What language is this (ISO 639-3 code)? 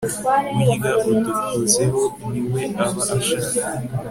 kin